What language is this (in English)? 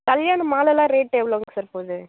Tamil